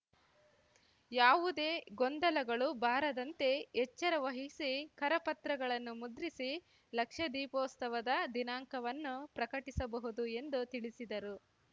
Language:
Kannada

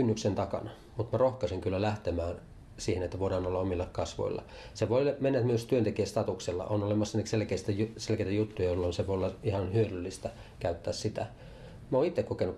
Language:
Finnish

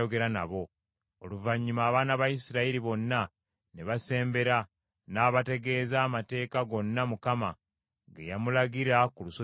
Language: Ganda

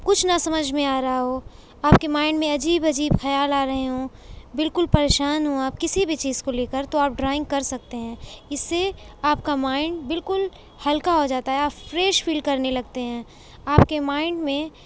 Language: Urdu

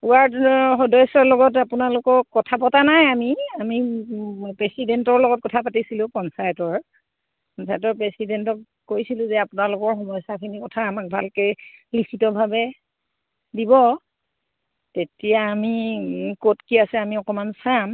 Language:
Assamese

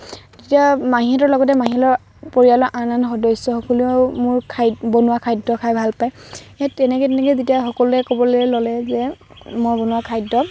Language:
Assamese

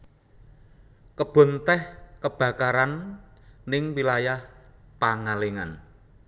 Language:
Javanese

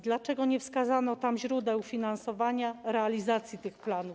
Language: Polish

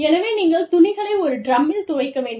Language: Tamil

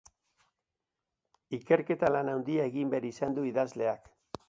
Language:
Basque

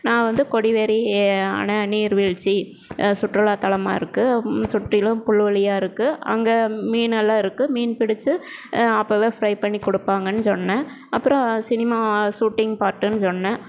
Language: Tamil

